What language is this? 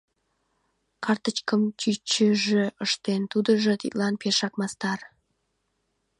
Mari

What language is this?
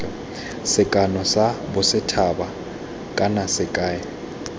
Tswana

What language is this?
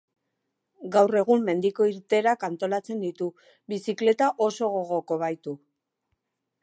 Basque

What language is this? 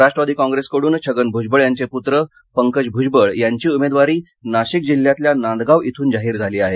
Marathi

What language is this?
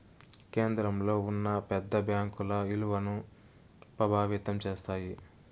Telugu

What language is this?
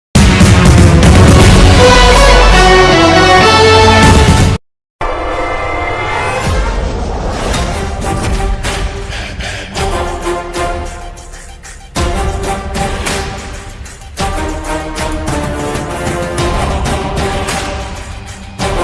Hindi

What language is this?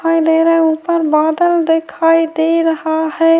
Urdu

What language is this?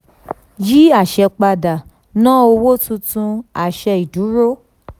Yoruba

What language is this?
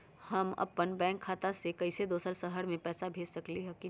Magahi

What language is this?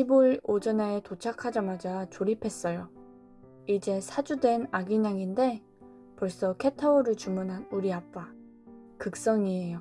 Korean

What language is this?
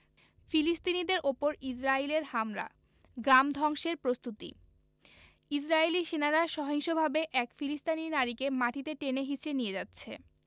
Bangla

